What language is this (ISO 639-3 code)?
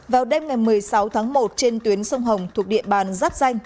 vie